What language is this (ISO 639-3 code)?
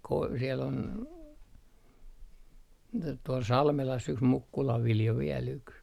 fin